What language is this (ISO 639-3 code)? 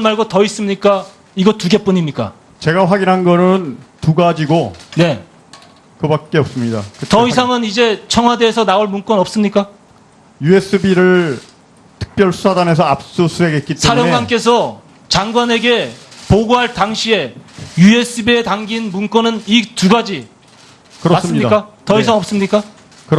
kor